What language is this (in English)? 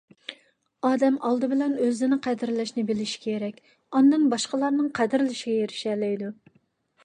Uyghur